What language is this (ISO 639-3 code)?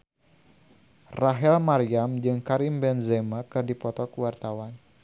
sun